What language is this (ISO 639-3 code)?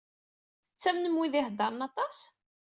kab